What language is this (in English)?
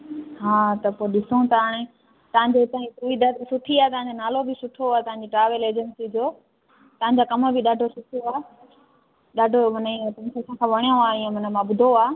Sindhi